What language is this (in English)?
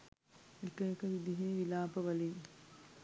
Sinhala